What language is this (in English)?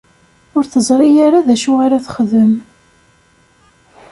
Kabyle